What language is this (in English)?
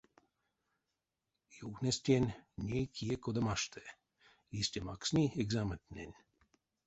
Erzya